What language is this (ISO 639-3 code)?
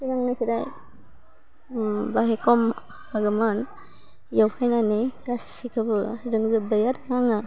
brx